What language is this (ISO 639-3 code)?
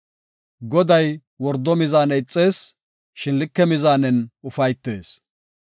gof